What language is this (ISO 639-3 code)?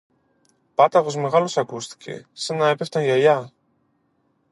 ell